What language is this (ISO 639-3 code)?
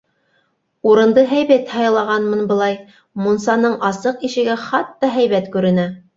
bak